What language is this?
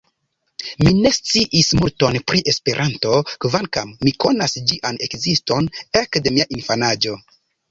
Esperanto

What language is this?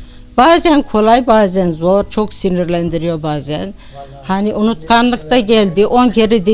Turkish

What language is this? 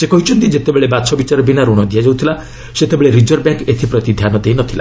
Odia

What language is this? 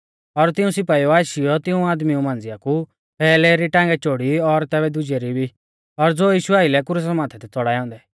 Mahasu Pahari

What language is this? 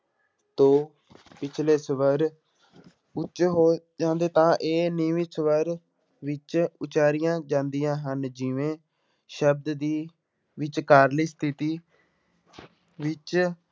Punjabi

